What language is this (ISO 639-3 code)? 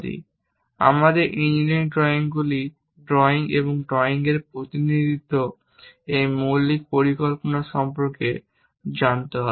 ben